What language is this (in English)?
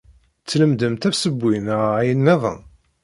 Kabyle